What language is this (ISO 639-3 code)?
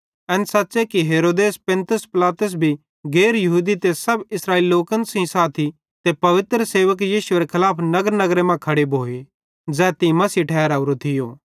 bhd